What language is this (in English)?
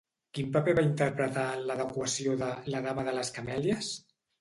Catalan